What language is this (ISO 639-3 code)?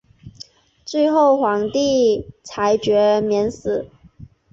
zho